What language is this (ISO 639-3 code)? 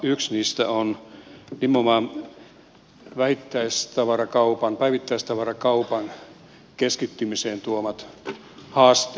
fin